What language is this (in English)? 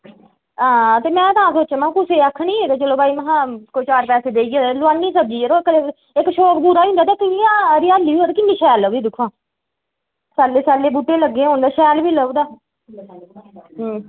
Dogri